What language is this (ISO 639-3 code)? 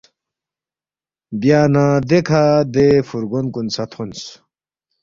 bft